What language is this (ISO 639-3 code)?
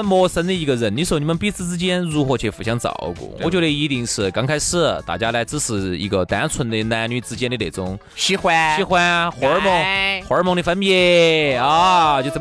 zho